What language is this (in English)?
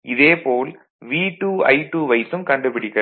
Tamil